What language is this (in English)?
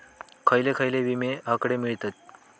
Marathi